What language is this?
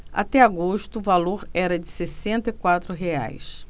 Portuguese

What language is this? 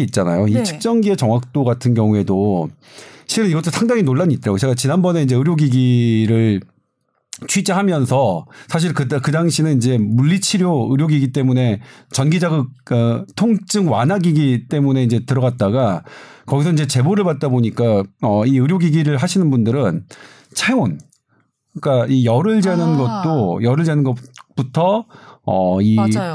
Korean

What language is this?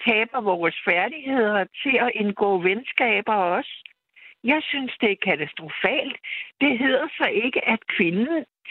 Danish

